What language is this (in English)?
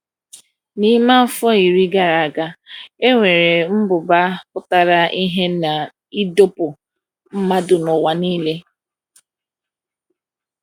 Igbo